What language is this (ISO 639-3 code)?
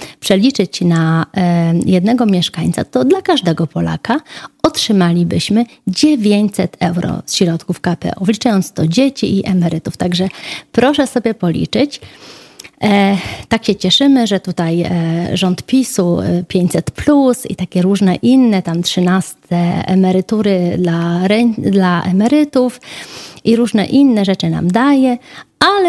pol